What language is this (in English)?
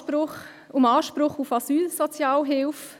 Swiss German